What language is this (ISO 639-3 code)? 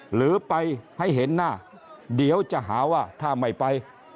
tha